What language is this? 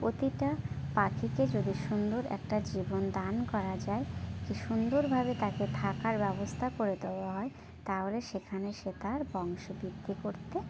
Bangla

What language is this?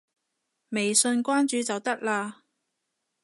Cantonese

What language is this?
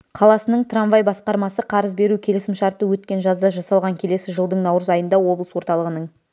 Kazakh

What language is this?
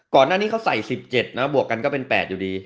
Thai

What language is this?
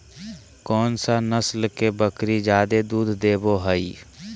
Magahi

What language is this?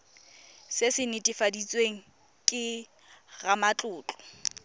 Tswana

